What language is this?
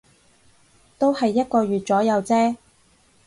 Cantonese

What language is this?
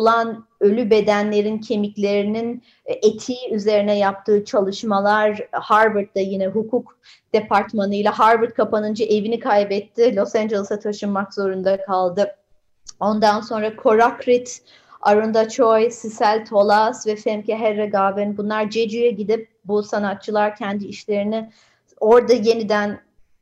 Turkish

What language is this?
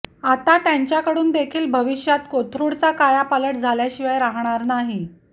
Marathi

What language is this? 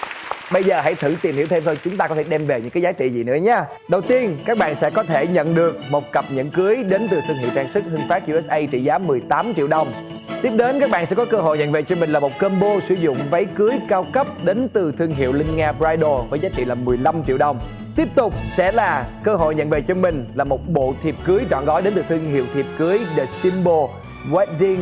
Vietnamese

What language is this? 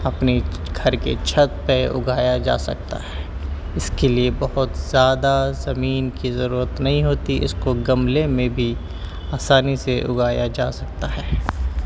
Urdu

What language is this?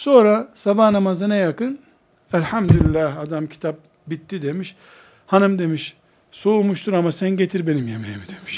Turkish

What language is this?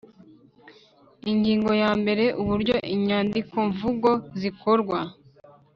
Kinyarwanda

